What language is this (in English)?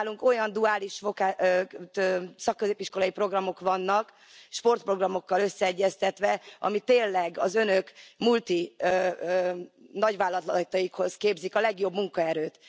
Hungarian